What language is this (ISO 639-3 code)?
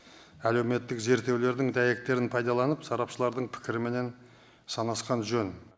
kaz